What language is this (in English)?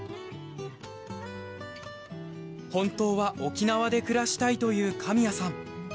Japanese